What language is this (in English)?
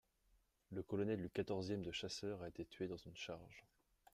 French